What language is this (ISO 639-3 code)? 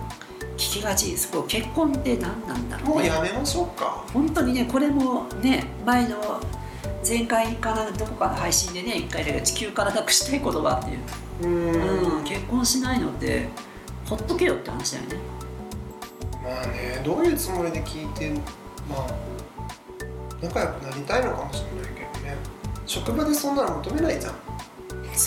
jpn